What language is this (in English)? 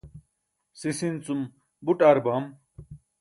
Burushaski